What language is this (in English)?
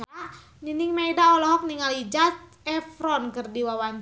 Sundanese